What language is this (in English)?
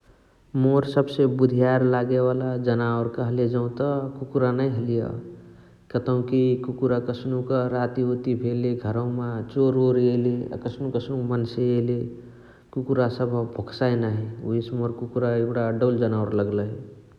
Chitwania Tharu